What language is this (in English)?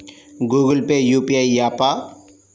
Telugu